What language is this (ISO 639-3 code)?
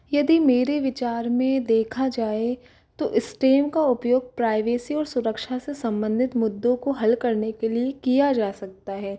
hin